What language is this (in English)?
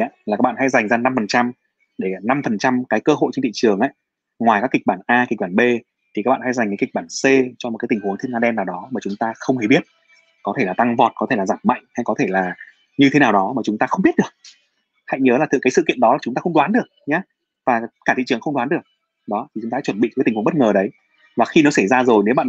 Vietnamese